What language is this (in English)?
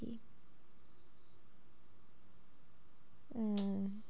Bangla